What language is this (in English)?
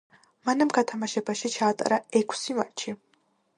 Georgian